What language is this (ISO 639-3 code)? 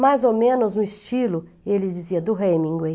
por